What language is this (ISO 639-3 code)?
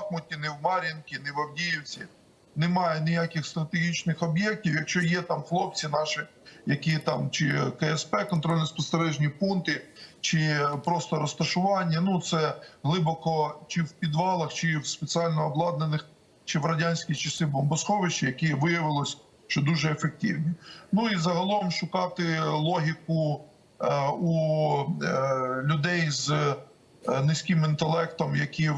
ukr